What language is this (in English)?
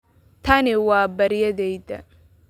Somali